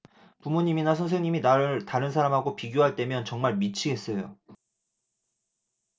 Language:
Korean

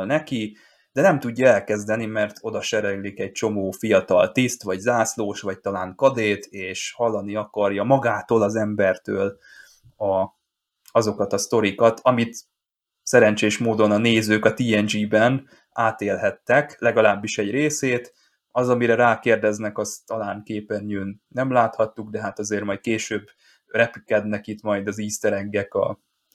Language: Hungarian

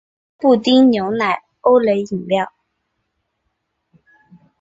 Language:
Chinese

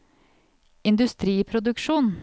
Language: Norwegian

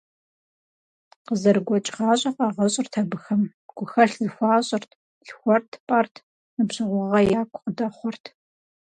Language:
Kabardian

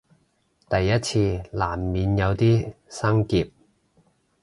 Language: Cantonese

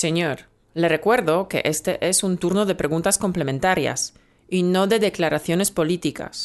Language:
Spanish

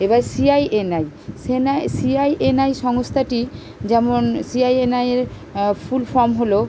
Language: Bangla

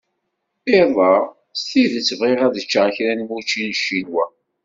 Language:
Kabyle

